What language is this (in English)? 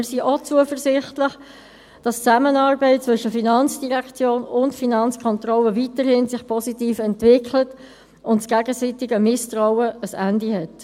Swiss German